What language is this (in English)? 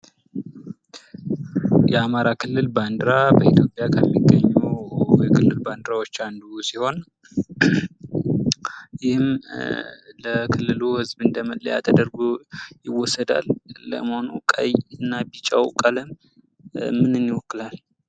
Amharic